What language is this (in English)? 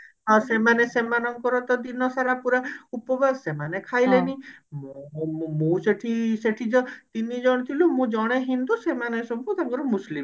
Odia